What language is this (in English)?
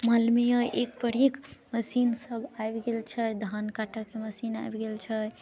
Maithili